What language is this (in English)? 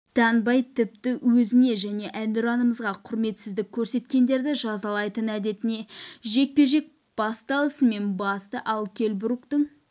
Kazakh